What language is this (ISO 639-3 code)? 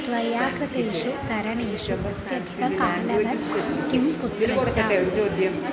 san